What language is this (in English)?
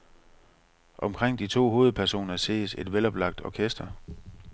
Danish